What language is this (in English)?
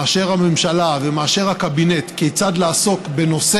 Hebrew